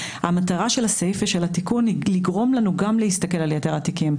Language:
Hebrew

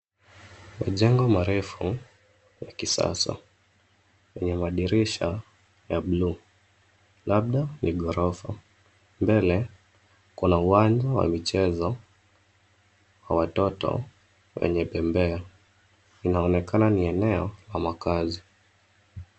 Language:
Swahili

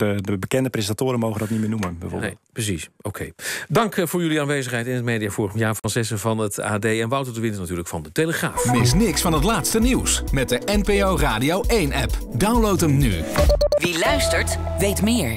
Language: Dutch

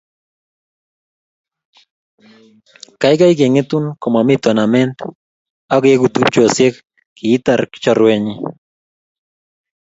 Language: Kalenjin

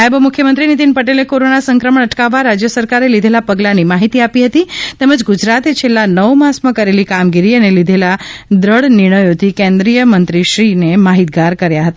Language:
Gujarati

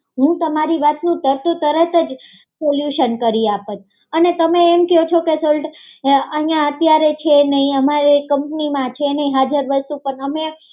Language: Gujarati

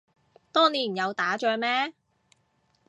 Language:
Cantonese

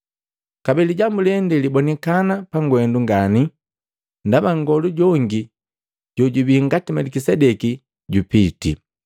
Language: Matengo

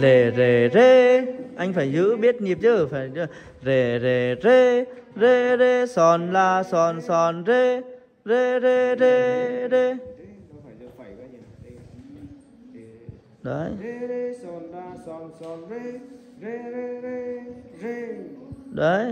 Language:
Vietnamese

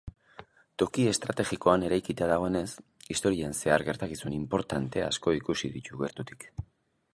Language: Basque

